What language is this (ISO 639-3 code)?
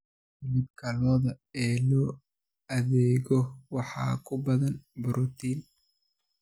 som